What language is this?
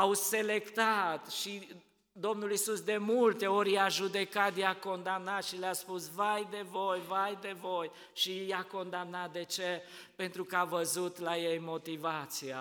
Romanian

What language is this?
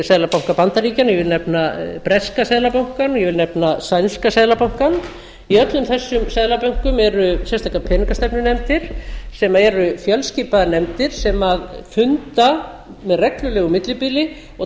Icelandic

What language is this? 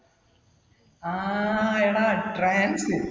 Malayalam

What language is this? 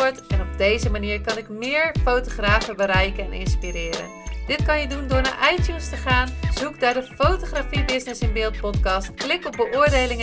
Dutch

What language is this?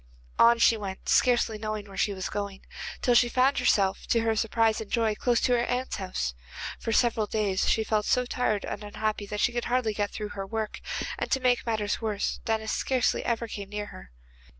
English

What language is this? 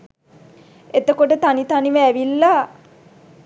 Sinhala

